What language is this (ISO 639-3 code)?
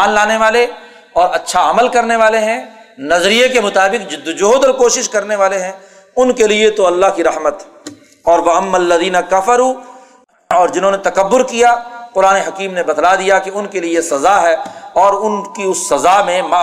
urd